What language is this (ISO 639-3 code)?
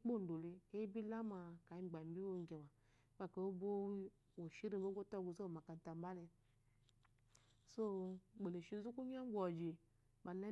afo